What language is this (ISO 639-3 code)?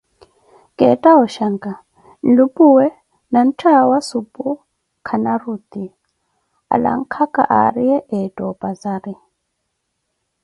eko